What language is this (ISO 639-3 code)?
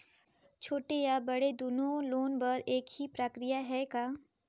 hne